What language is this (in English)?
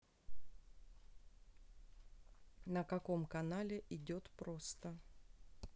Russian